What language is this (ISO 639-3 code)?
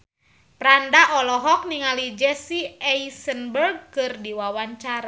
sun